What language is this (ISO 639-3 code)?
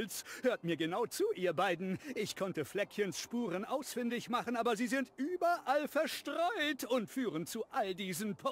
deu